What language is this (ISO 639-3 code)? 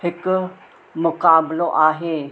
snd